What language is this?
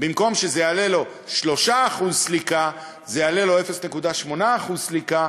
Hebrew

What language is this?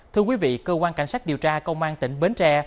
Vietnamese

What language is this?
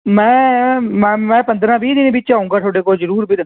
Punjabi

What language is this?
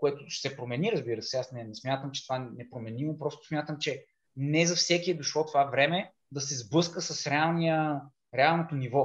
Bulgarian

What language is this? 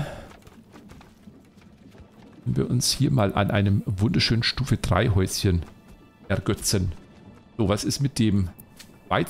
German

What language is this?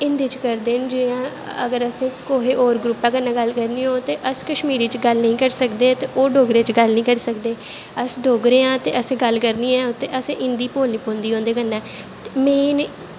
Dogri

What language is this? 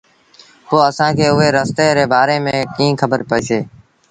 Sindhi Bhil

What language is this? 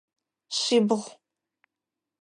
Adyghe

